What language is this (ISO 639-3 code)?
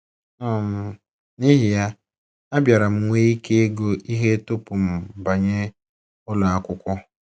ibo